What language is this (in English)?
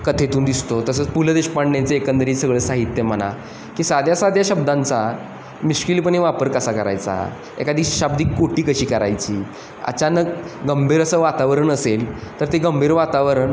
Marathi